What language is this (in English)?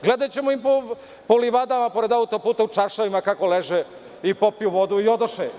Serbian